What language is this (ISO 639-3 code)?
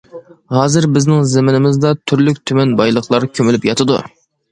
uig